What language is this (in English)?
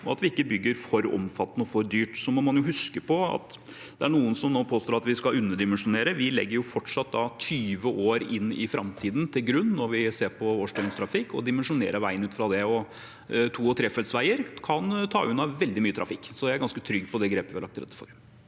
Norwegian